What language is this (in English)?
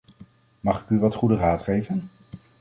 Dutch